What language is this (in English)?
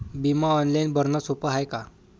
Marathi